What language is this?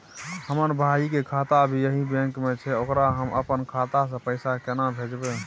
Maithili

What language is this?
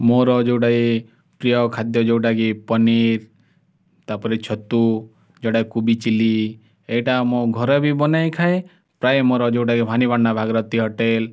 Odia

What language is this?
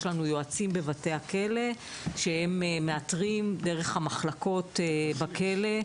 Hebrew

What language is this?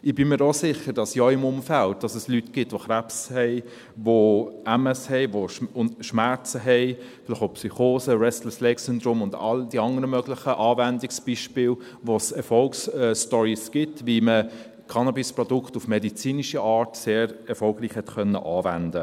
Swiss German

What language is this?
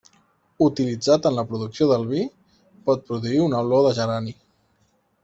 Catalan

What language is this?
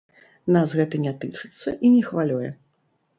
Belarusian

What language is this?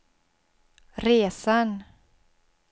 Swedish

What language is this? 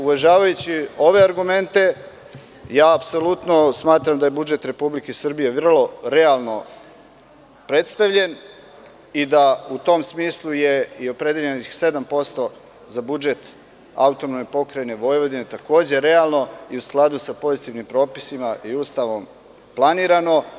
Serbian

